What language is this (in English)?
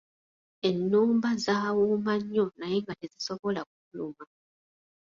Ganda